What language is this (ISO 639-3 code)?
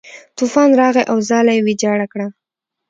pus